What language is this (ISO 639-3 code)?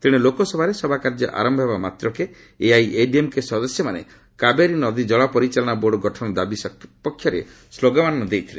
ori